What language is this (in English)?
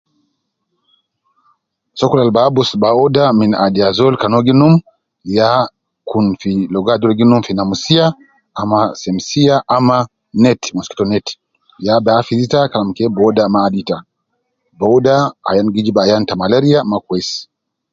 Nubi